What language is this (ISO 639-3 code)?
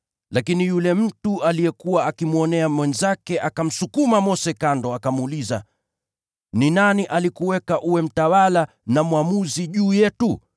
swa